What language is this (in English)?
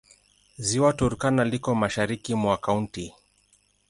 Swahili